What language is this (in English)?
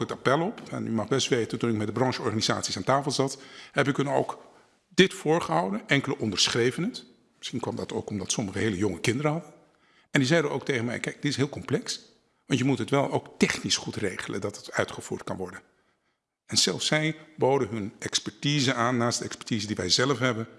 Dutch